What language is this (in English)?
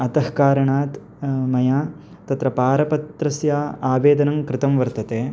Sanskrit